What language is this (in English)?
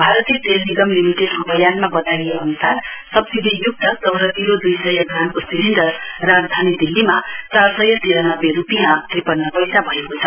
Nepali